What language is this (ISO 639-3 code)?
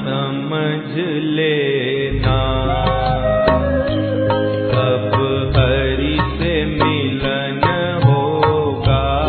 hin